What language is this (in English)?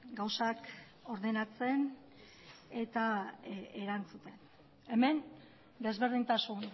Basque